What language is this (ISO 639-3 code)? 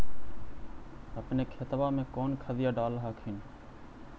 mag